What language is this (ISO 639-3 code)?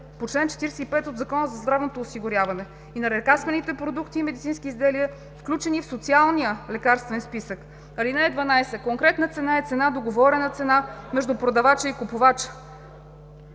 bul